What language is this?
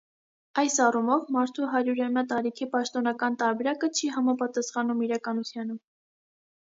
Armenian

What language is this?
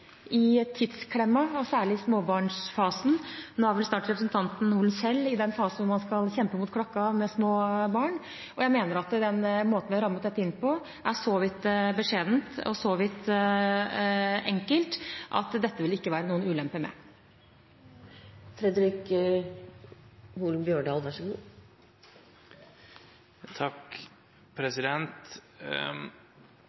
Norwegian Bokmål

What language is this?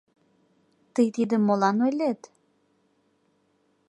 Mari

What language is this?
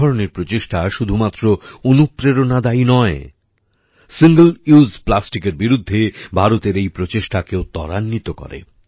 Bangla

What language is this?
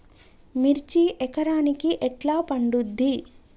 Telugu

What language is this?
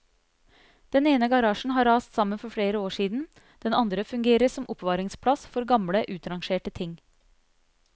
Norwegian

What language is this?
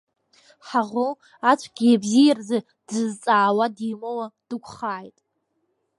Abkhazian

